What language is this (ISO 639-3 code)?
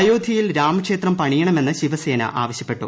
mal